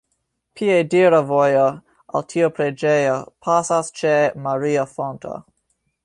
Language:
Esperanto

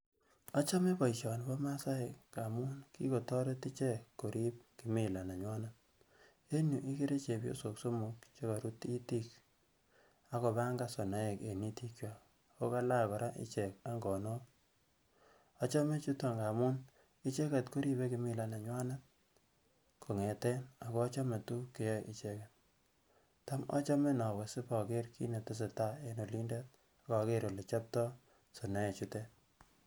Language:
Kalenjin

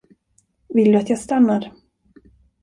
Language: Swedish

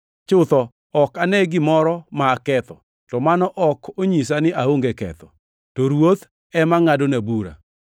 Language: Luo (Kenya and Tanzania)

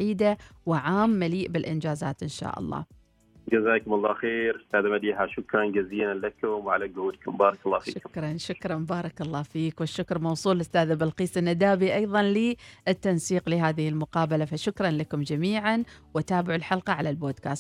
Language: Arabic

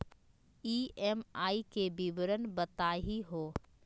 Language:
Magahi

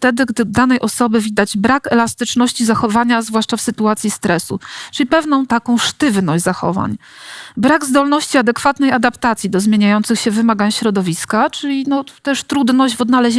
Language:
Polish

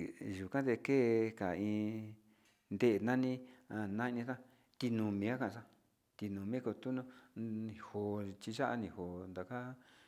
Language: Sinicahua Mixtec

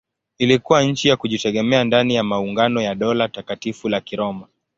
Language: Swahili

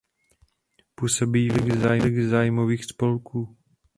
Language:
Czech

